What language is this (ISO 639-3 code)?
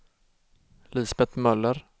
swe